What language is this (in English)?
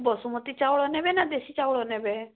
Odia